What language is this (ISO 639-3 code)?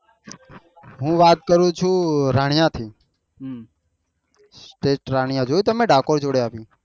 guj